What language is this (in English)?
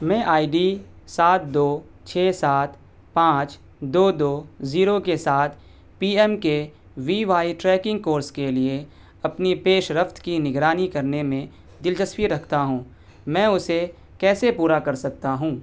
Urdu